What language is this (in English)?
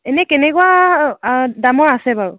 Assamese